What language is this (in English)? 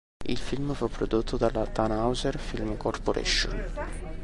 Italian